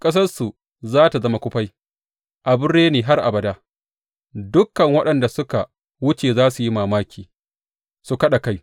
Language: Hausa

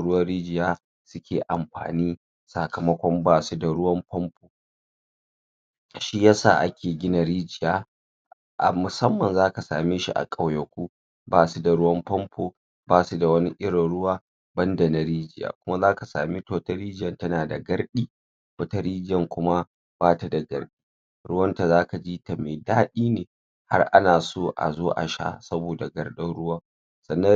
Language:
Hausa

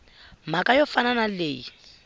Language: Tsonga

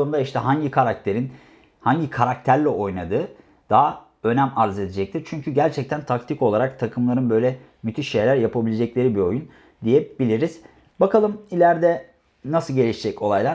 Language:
Turkish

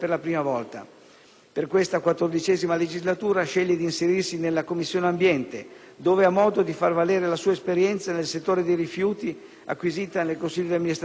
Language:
Italian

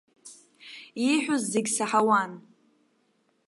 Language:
Abkhazian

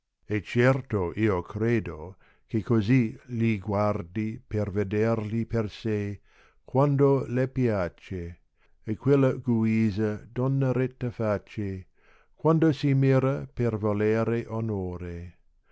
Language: Italian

